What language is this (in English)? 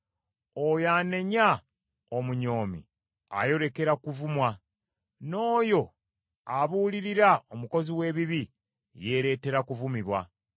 Ganda